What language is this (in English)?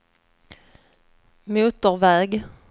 Swedish